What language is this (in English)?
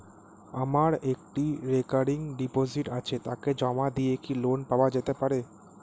Bangla